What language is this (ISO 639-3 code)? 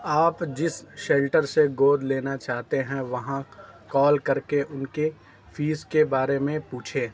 urd